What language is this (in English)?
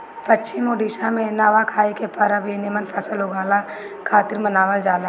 Bhojpuri